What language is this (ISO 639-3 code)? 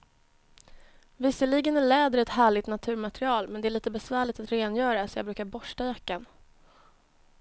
swe